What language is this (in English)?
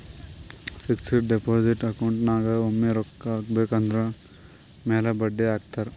Kannada